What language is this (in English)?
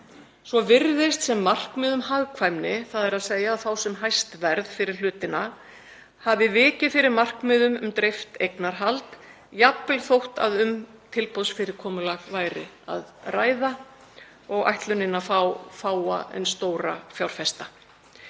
Icelandic